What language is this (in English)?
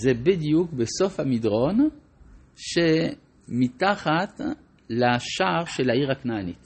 Hebrew